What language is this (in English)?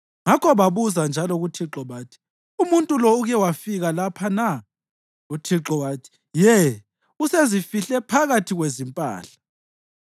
North Ndebele